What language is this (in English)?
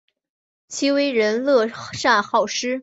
Chinese